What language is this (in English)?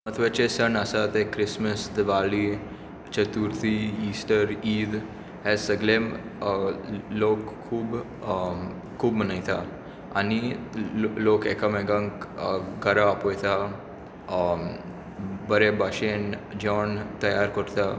Konkani